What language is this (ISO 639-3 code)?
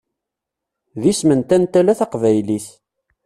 kab